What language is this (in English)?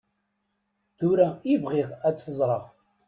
Kabyle